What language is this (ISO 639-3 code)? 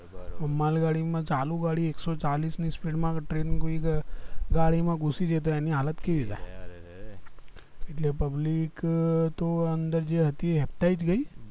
guj